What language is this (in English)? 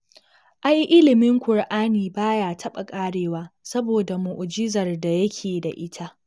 Hausa